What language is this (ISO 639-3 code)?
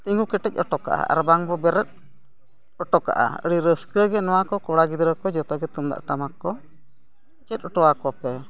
sat